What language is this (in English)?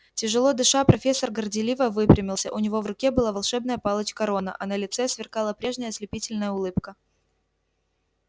Russian